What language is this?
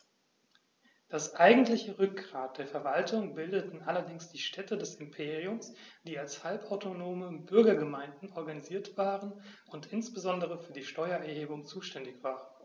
German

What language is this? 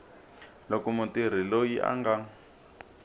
Tsonga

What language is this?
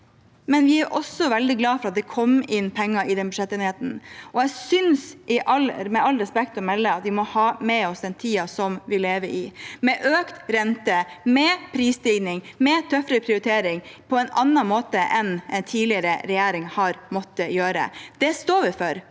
Norwegian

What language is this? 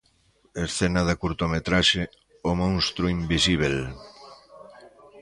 Galician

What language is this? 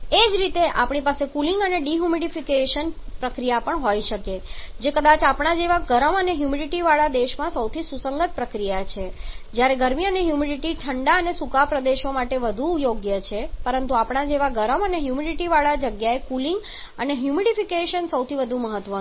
Gujarati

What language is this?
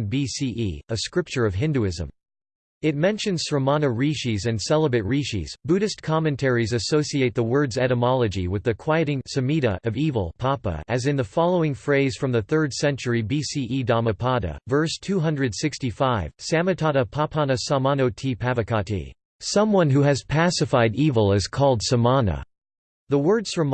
English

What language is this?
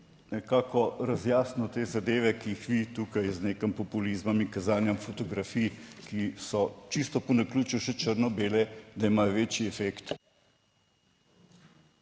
Slovenian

